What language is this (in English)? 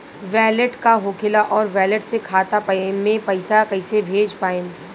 Bhojpuri